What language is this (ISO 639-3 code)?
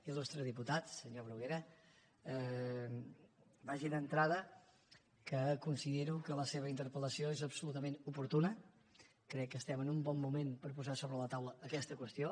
cat